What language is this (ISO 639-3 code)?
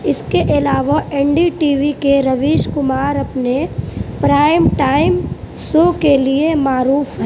urd